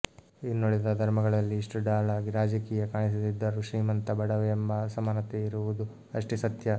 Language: Kannada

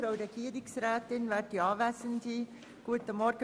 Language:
Swiss German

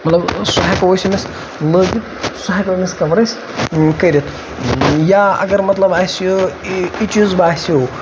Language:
Kashmiri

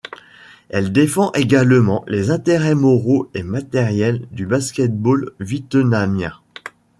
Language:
French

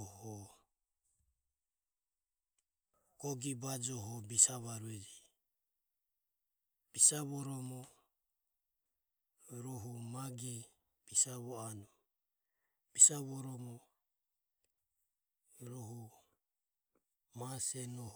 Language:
Ömie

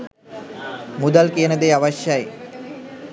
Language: Sinhala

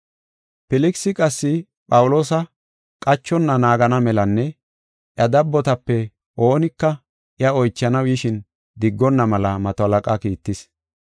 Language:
Gofa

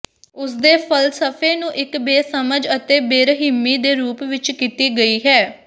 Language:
Punjabi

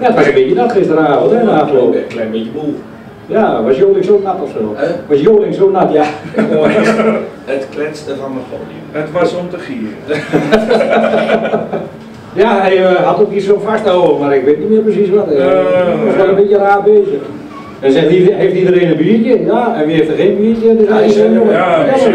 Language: Dutch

